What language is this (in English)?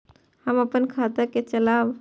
Maithili